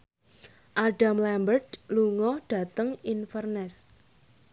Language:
Javanese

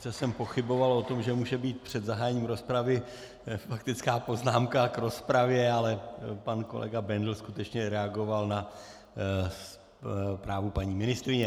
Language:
Czech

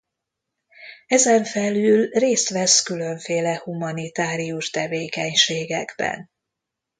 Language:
Hungarian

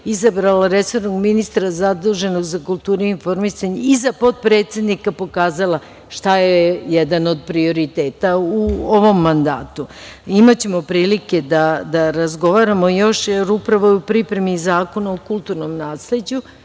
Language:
Serbian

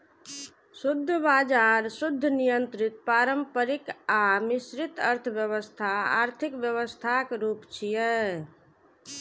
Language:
Maithili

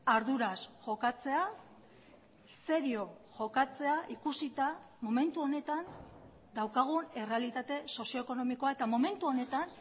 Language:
Basque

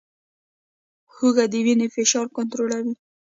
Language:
Pashto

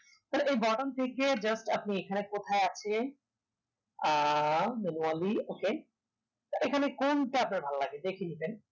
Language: Bangla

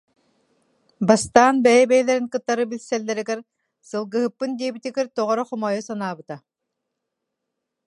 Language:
Yakut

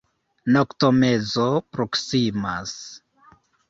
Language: Esperanto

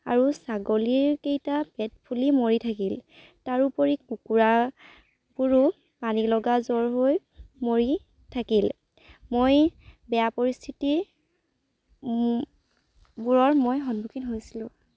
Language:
Assamese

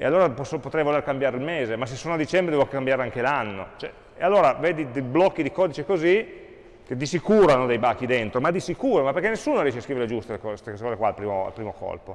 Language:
Italian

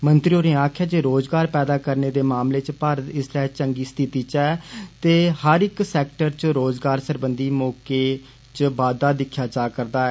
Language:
Dogri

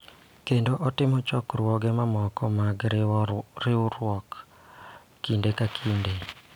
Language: Luo (Kenya and Tanzania)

